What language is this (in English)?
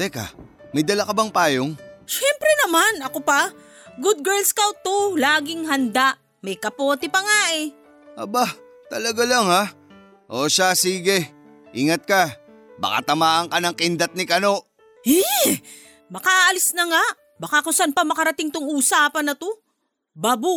Filipino